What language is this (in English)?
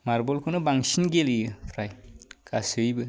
Bodo